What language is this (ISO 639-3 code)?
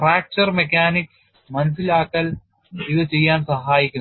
mal